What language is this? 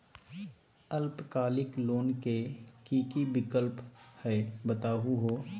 Magahi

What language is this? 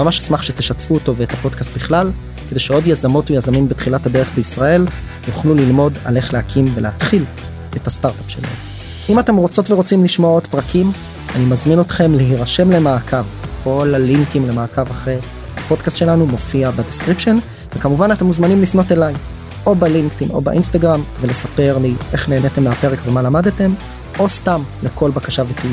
Hebrew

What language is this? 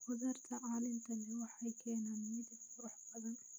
Somali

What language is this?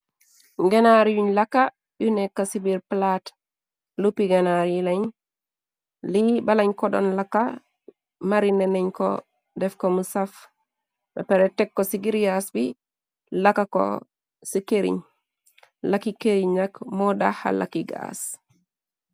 Wolof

